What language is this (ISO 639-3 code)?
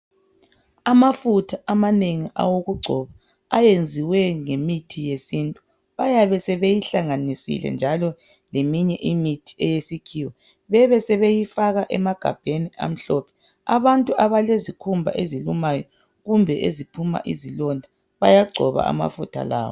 nde